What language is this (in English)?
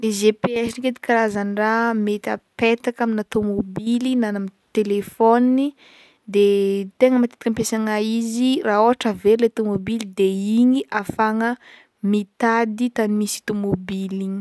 Northern Betsimisaraka Malagasy